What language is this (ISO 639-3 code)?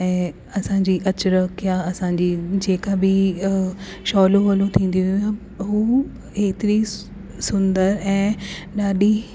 snd